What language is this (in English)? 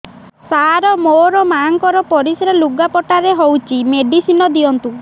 Odia